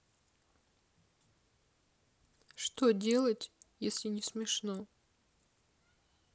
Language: Russian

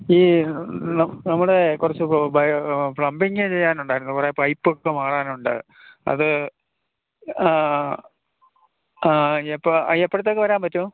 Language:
Malayalam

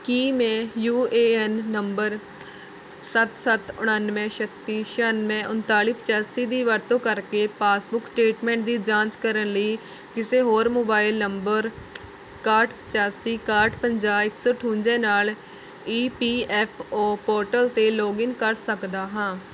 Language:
Punjabi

